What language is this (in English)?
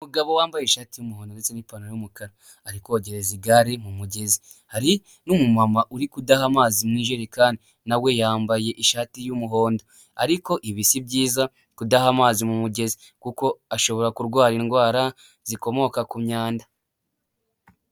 Kinyarwanda